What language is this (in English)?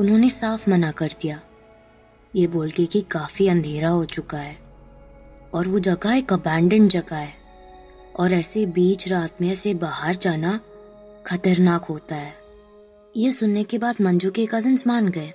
Hindi